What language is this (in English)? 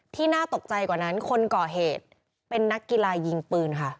Thai